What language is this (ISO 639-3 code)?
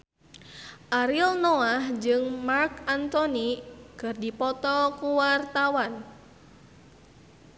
sun